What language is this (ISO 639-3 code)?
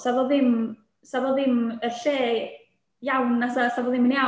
cym